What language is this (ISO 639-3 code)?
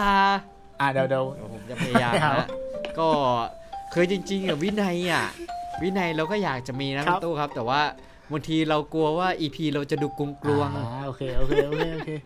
tha